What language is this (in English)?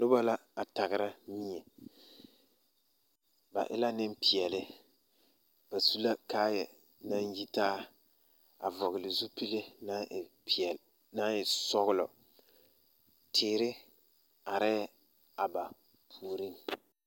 Southern Dagaare